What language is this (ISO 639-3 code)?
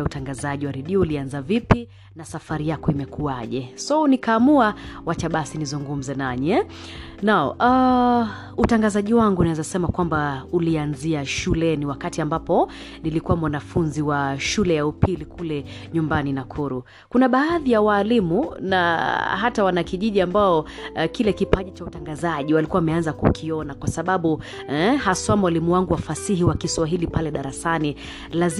swa